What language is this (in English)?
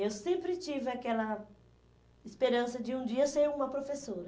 Portuguese